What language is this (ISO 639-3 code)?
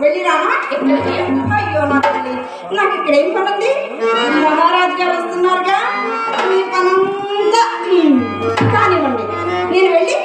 tel